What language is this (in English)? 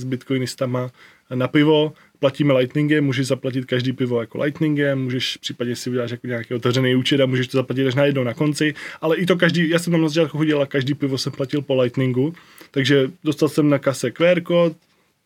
Czech